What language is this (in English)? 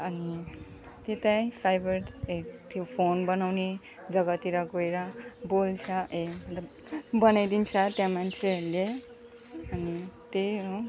Nepali